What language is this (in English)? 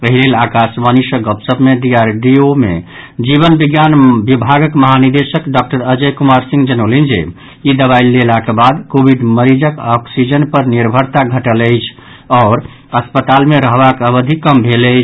Maithili